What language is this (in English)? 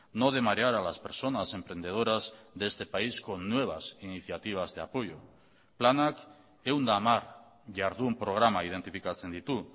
Spanish